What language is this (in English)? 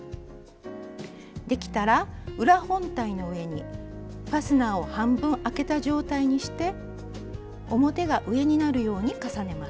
Japanese